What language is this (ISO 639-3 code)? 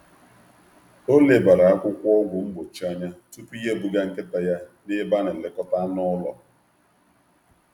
ibo